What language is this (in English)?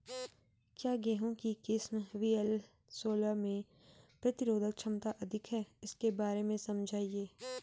Hindi